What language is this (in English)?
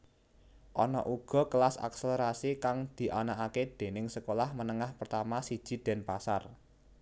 Javanese